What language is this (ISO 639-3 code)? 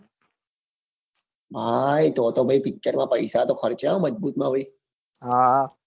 guj